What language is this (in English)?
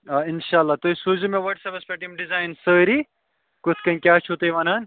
Kashmiri